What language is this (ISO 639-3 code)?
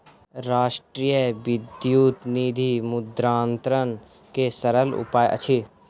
mai